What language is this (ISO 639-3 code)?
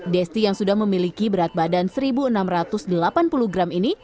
ind